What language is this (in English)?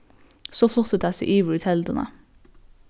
Faroese